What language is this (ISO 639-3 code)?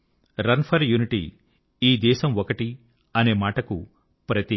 tel